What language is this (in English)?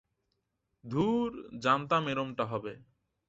Bangla